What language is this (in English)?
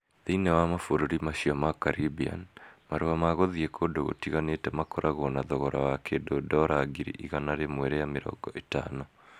Kikuyu